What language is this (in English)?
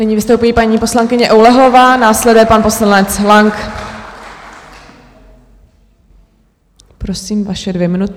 Czech